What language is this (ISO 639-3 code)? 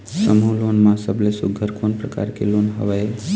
hne